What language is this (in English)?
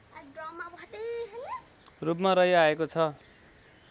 Nepali